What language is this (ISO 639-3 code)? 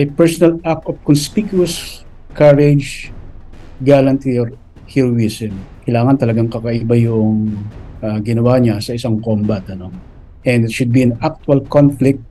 fil